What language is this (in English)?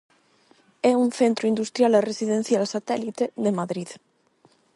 Galician